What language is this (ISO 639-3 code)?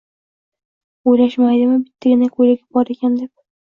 uzb